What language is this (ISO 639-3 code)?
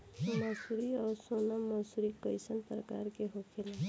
bho